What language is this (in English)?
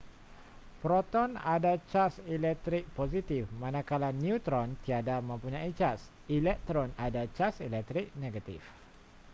Malay